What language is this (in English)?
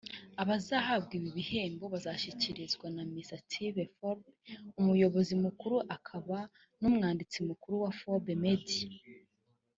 Kinyarwanda